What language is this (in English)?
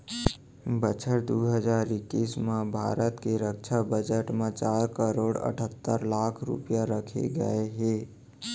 Chhattisgarhi